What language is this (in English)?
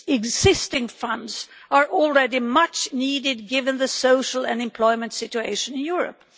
English